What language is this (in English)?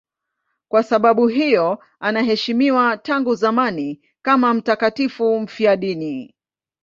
Swahili